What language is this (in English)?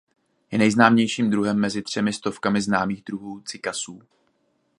Czech